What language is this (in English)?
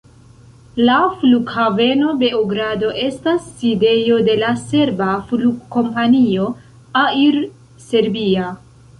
Esperanto